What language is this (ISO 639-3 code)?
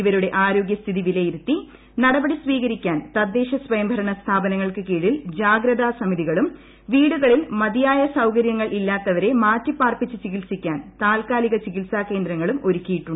mal